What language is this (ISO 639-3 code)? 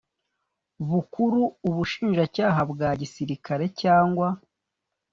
kin